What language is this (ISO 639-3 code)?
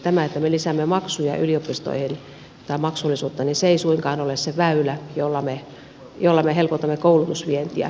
fin